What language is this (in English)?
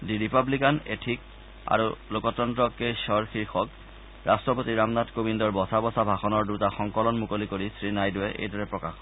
Assamese